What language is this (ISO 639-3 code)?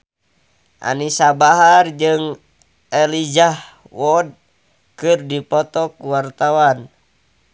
sun